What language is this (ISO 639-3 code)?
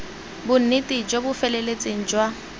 tsn